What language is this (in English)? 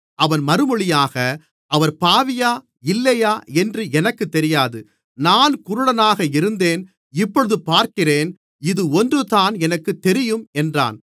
Tamil